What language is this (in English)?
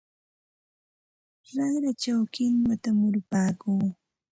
Santa Ana de Tusi Pasco Quechua